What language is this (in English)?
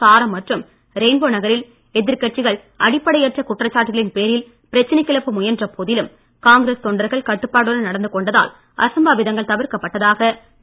Tamil